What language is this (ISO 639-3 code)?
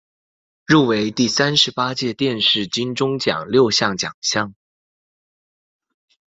zho